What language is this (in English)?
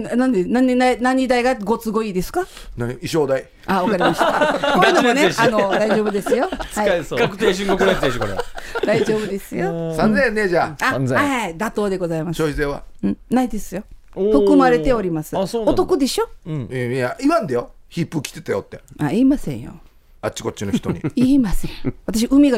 Japanese